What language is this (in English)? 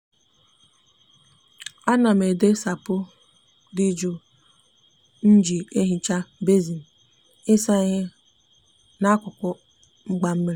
Igbo